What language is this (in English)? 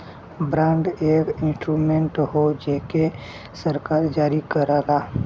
Bhojpuri